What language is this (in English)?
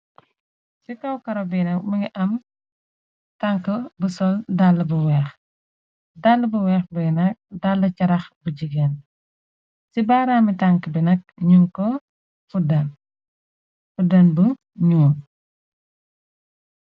Wolof